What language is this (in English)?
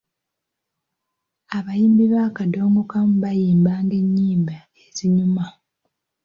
Ganda